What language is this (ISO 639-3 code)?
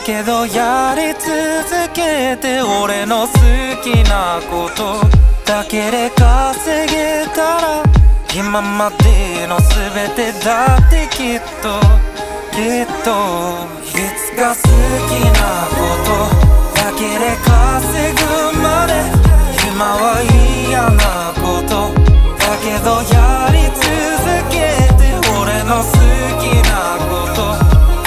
jpn